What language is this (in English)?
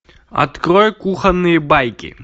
Russian